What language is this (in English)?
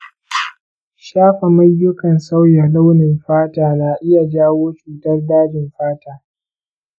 Hausa